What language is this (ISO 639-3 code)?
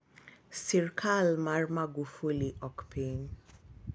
luo